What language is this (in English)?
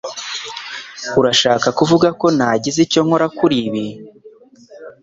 Kinyarwanda